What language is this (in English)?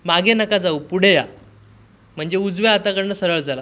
Marathi